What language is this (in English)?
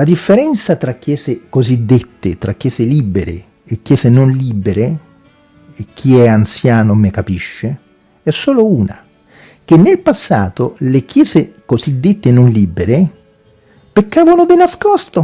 Italian